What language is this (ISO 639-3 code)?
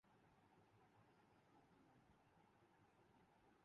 urd